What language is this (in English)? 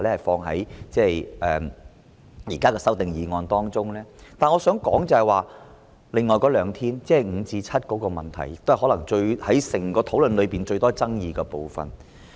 Cantonese